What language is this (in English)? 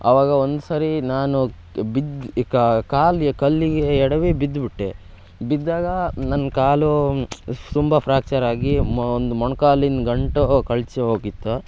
Kannada